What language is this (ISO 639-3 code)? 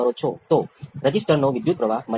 guj